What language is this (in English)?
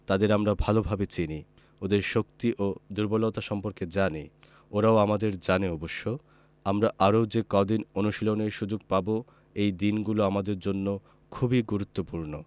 Bangla